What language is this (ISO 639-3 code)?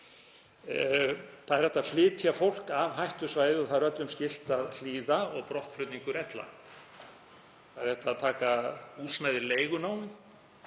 isl